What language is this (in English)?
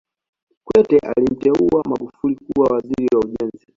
Swahili